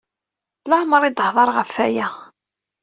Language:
Kabyle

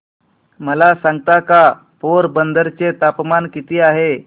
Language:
Marathi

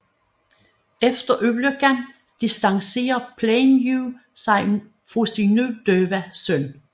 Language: Danish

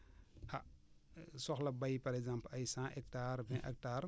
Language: Wolof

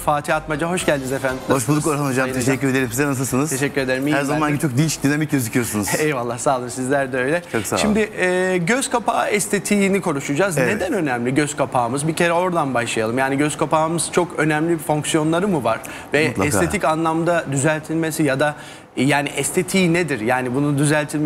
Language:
Turkish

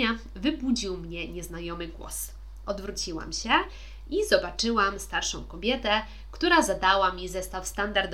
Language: Polish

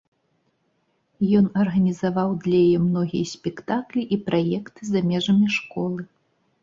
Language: Belarusian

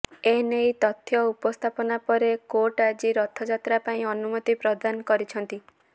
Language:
Odia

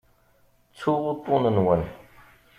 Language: Kabyle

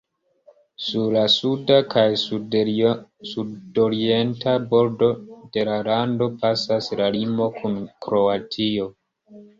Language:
Esperanto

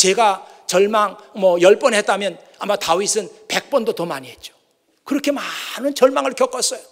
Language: Korean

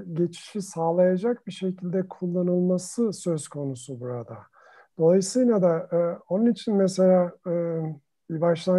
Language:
Turkish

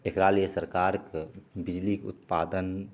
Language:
Maithili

